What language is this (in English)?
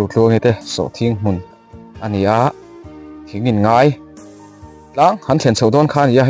Thai